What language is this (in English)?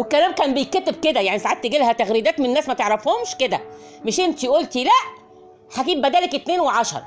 Arabic